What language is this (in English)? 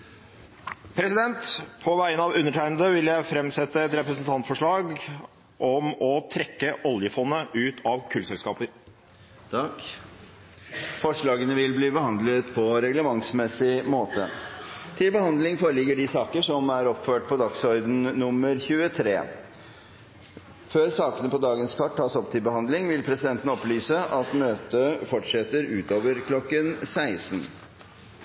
Norwegian